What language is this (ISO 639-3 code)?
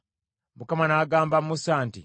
lug